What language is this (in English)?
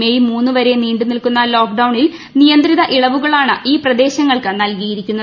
Malayalam